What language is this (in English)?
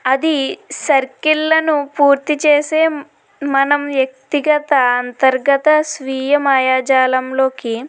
Telugu